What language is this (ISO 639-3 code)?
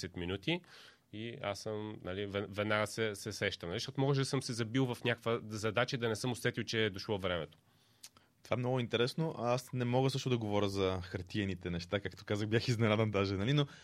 bul